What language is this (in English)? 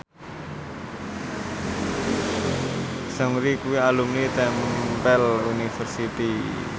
Javanese